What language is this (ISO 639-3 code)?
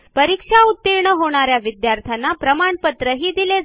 mar